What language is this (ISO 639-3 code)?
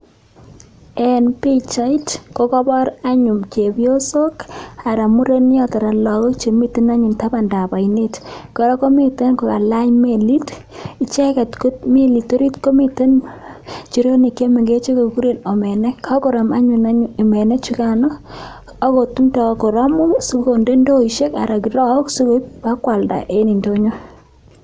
kln